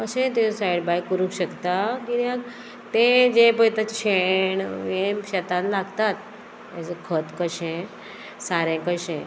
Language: Konkani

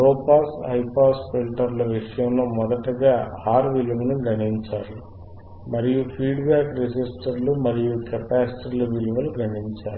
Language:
Telugu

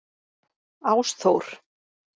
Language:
Icelandic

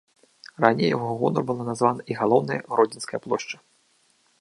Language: Belarusian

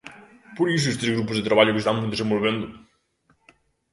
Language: Galician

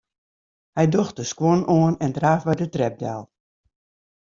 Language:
Western Frisian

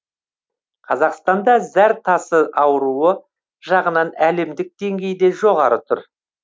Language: Kazakh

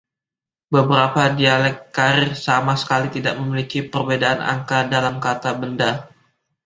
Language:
Indonesian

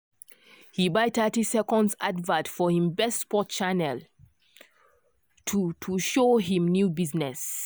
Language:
Nigerian Pidgin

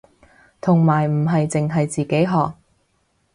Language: Cantonese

